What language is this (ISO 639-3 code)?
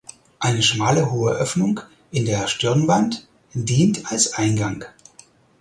deu